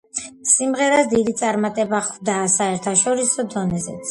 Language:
Georgian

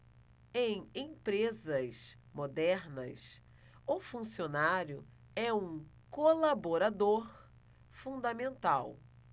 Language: Portuguese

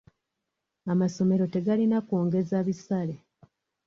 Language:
Ganda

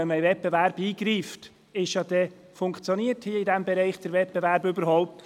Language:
Swiss German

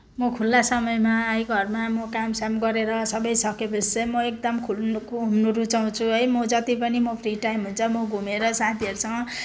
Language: Nepali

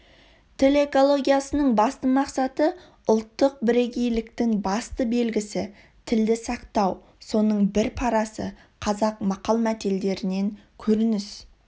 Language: Kazakh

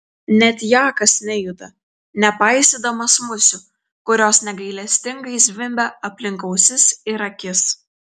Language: Lithuanian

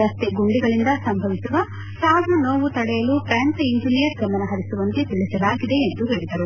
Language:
Kannada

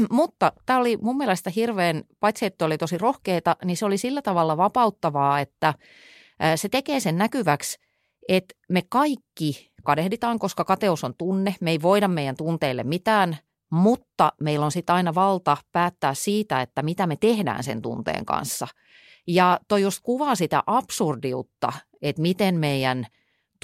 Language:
Finnish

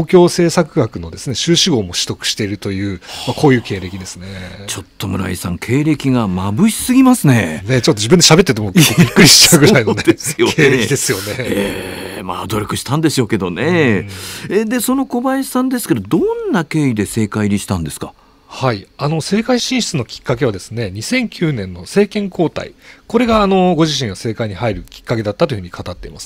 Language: Japanese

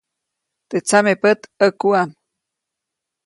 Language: Copainalá Zoque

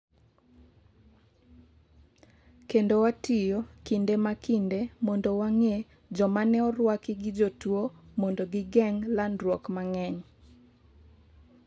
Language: Luo (Kenya and Tanzania)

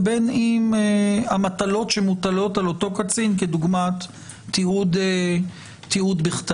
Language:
Hebrew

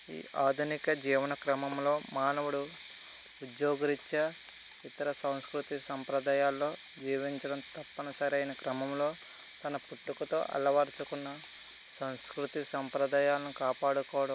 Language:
Telugu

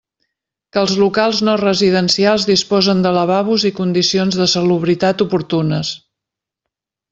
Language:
Catalan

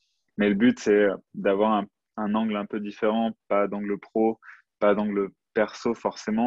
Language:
French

